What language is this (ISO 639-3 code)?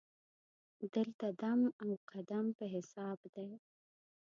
pus